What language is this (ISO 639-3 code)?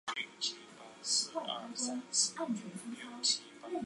zho